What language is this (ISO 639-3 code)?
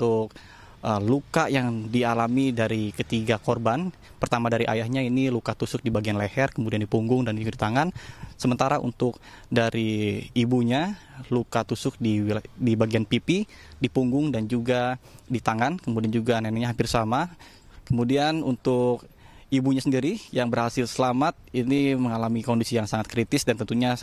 ind